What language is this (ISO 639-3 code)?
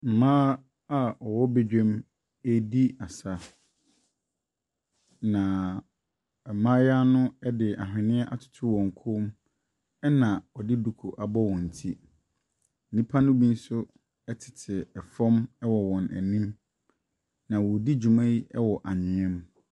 aka